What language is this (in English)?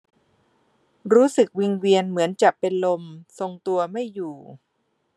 Thai